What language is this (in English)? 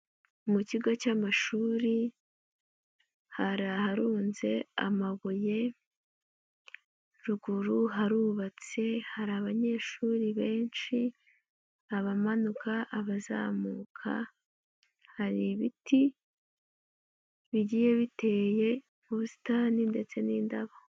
Kinyarwanda